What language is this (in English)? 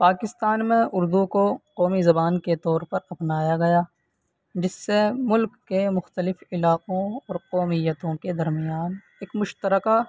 Urdu